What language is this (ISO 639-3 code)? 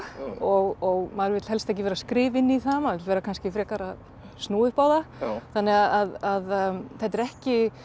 isl